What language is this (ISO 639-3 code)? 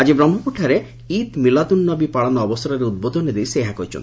ori